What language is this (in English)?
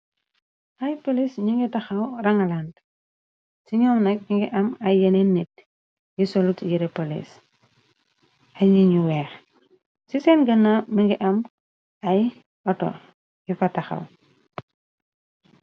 Wolof